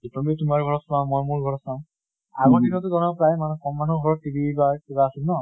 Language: Assamese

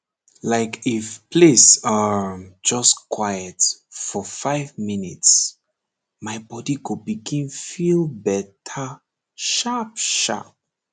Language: Nigerian Pidgin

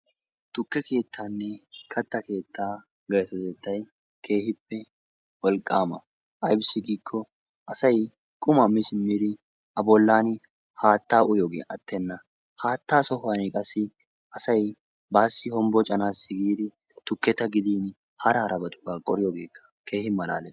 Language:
Wolaytta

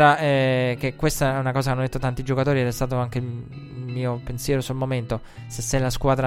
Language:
Italian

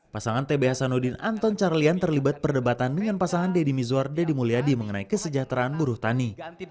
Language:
Indonesian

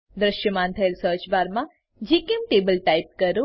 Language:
Gujarati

